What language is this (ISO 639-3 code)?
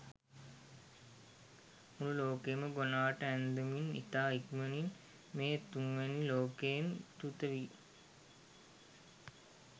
sin